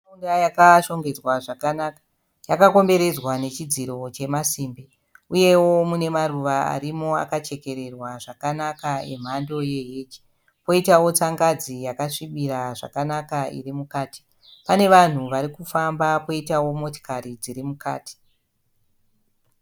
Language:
Shona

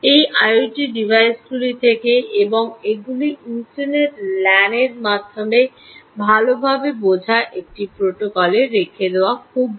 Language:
Bangla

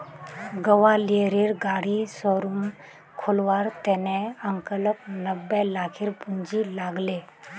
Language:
Magahi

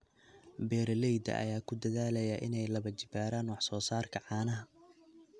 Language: Somali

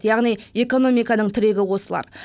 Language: Kazakh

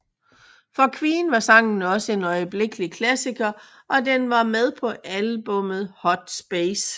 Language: Danish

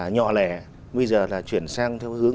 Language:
Vietnamese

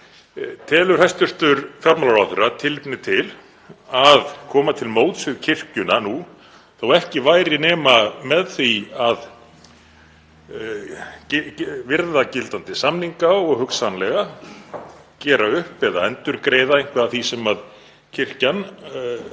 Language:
Icelandic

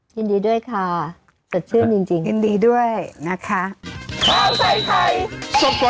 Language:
Thai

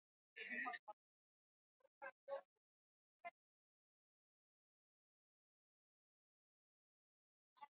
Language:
Swahili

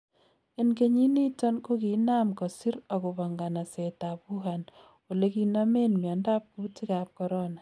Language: Kalenjin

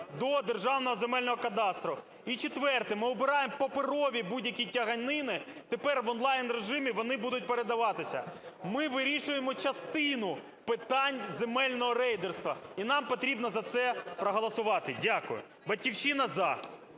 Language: Ukrainian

